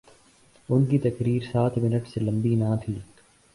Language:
Urdu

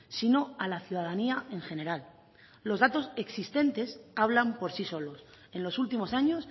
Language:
Spanish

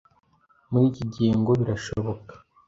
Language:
Kinyarwanda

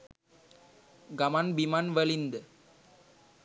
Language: Sinhala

